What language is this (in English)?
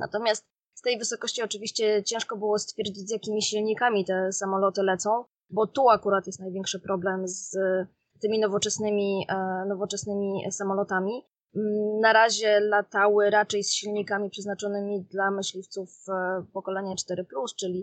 Polish